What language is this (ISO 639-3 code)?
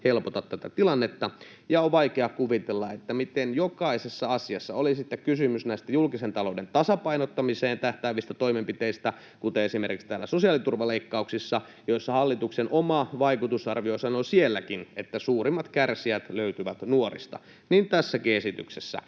fin